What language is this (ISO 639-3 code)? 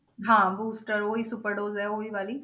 pan